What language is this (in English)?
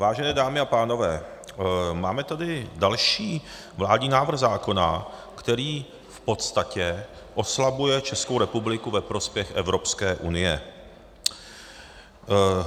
Czech